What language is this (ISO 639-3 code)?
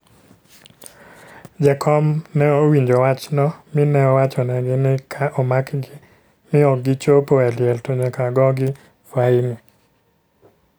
luo